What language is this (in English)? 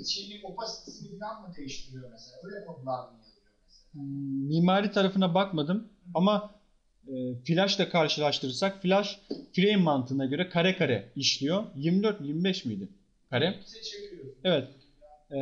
Turkish